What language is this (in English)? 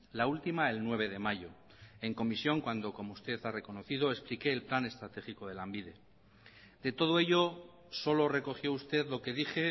Spanish